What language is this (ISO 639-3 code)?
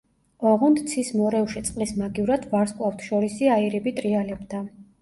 kat